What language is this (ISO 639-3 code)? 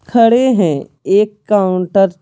hin